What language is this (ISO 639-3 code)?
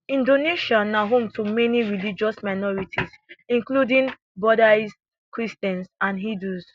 pcm